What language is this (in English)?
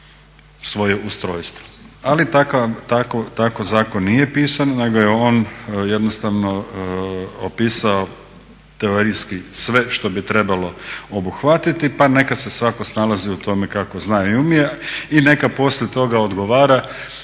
Croatian